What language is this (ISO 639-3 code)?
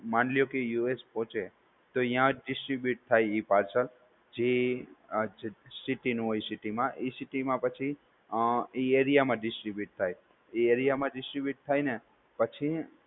guj